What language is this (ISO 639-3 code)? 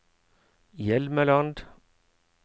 nor